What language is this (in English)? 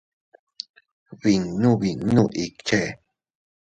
Teutila Cuicatec